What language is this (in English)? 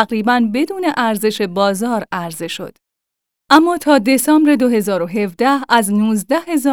Persian